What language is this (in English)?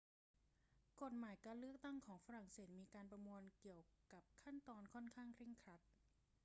Thai